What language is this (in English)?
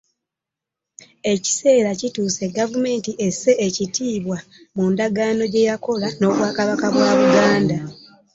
Ganda